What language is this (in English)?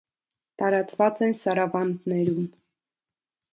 Armenian